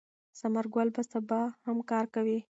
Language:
Pashto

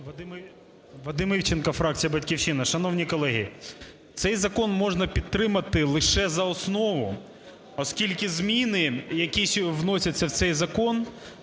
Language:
Ukrainian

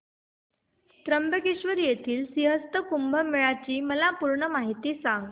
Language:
Marathi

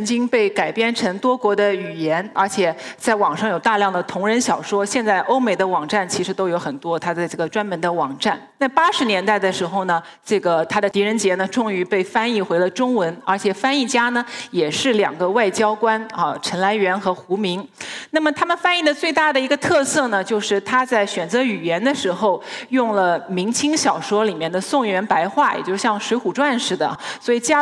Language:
Chinese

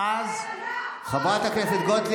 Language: Hebrew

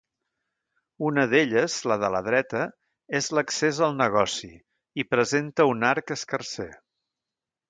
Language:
Catalan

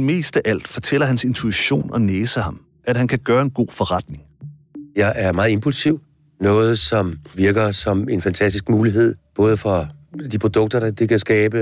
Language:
Danish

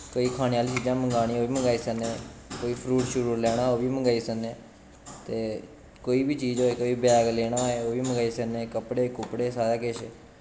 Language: Dogri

